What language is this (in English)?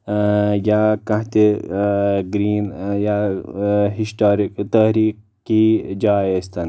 Kashmiri